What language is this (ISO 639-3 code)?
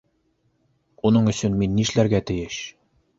bak